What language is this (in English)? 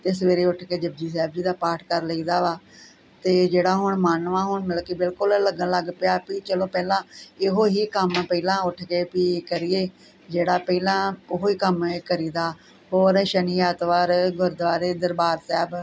Punjabi